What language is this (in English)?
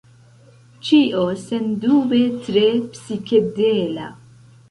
Esperanto